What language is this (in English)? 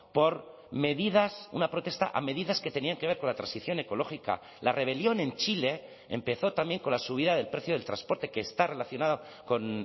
Spanish